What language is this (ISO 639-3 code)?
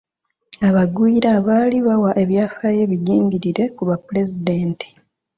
lug